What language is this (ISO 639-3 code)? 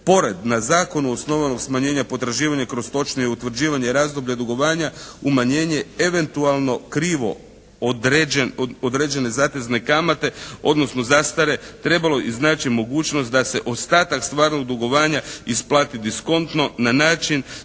hrv